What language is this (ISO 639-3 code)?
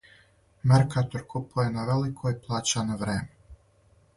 srp